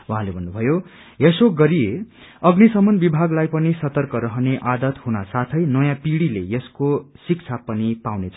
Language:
Nepali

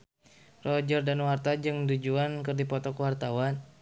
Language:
Sundanese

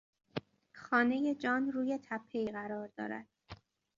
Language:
Persian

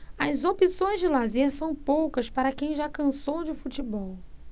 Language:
Portuguese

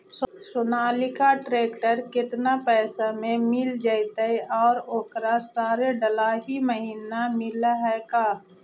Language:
Magahi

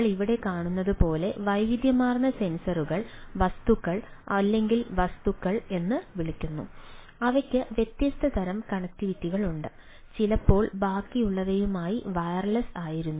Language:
Malayalam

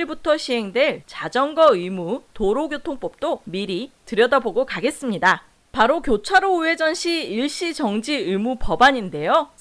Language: Korean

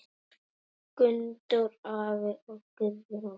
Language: Icelandic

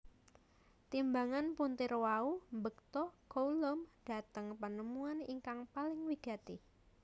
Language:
Javanese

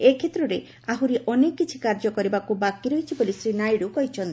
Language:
Odia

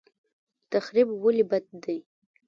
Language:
Pashto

